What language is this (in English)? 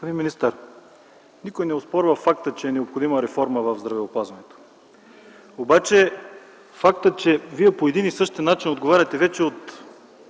Bulgarian